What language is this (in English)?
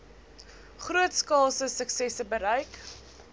Afrikaans